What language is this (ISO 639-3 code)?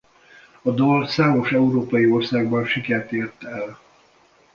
hun